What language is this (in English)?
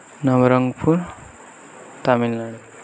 Odia